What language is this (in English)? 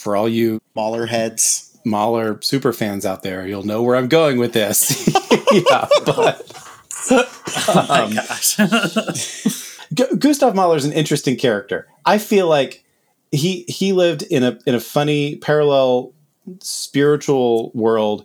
English